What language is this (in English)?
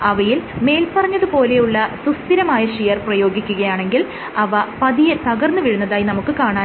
Malayalam